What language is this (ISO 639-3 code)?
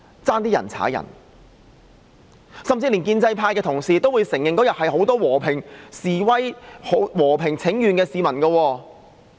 yue